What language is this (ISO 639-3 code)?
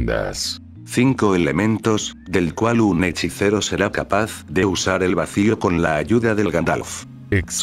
spa